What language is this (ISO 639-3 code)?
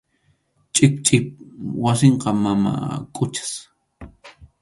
qxu